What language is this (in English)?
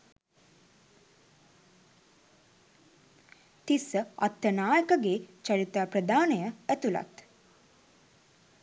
Sinhala